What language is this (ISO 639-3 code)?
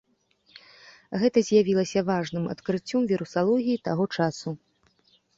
bel